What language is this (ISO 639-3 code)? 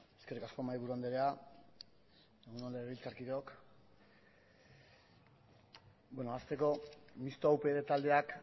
eus